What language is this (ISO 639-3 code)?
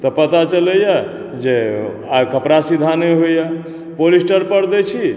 mai